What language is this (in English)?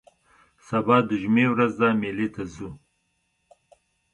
Pashto